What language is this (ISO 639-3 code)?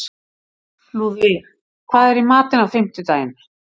isl